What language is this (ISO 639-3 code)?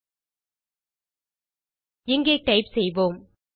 tam